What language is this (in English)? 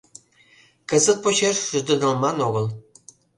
Mari